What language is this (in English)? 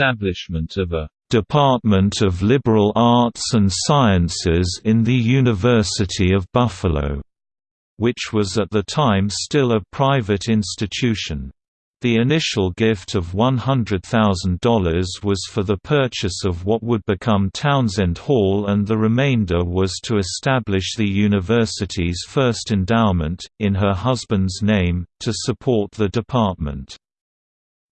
English